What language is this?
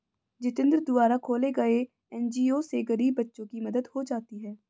Hindi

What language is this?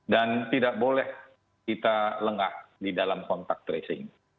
Indonesian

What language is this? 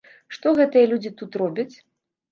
Belarusian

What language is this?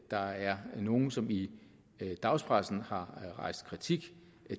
Danish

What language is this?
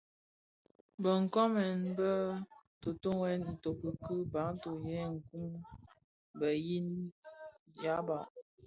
Bafia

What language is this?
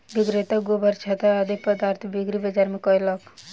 Maithili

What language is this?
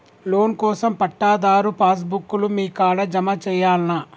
Telugu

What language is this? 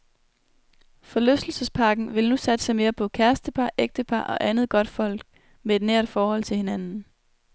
Danish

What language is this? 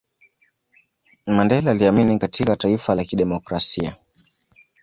Swahili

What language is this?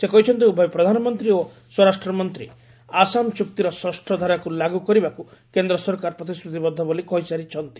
Odia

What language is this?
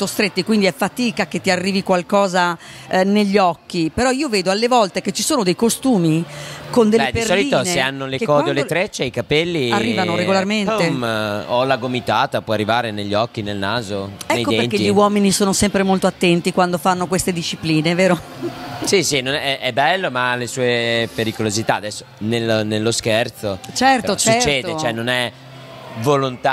Italian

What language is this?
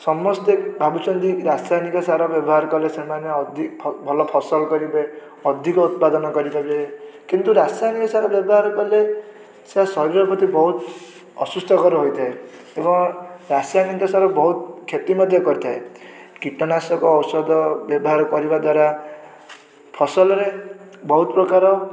Odia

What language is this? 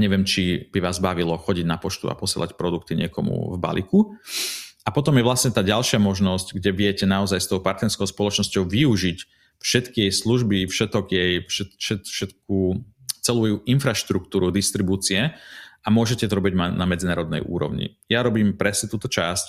Slovak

